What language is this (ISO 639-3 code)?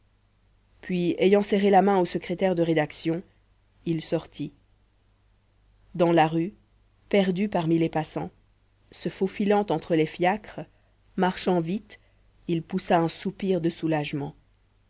fra